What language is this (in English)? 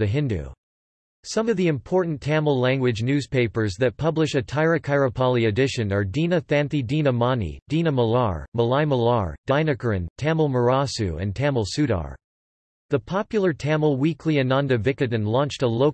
English